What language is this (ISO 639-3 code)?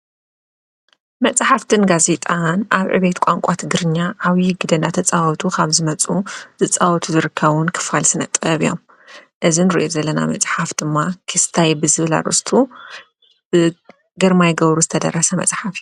tir